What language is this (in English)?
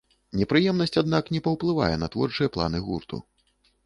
Belarusian